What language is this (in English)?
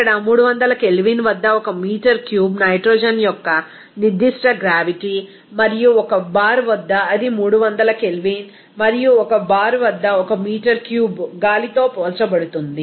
Telugu